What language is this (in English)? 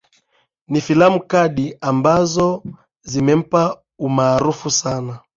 Swahili